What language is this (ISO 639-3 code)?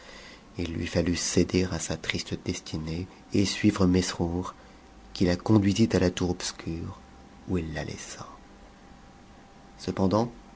fra